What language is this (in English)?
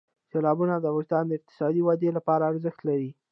Pashto